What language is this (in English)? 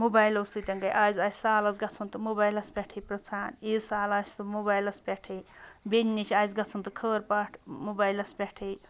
Kashmiri